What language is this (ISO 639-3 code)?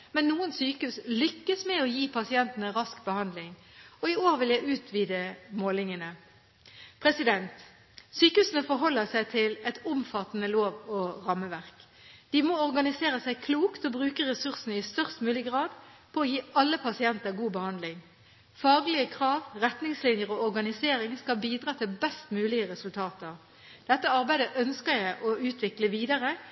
nob